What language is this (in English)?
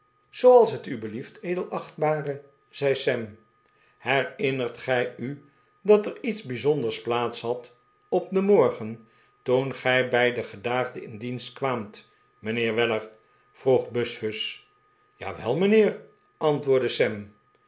Dutch